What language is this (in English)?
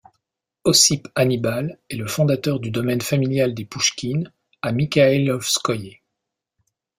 French